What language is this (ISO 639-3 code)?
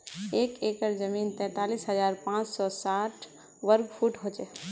mag